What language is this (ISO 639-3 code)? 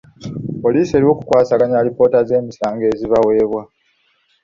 lug